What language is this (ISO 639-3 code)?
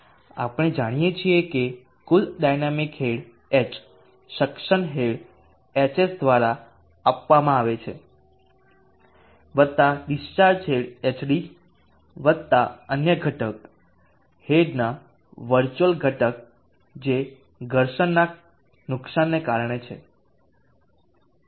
guj